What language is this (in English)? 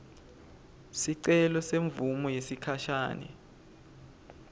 Swati